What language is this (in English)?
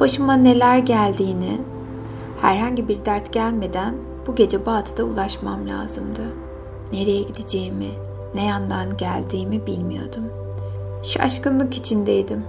Turkish